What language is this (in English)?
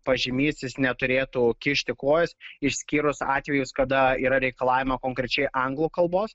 Lithuanian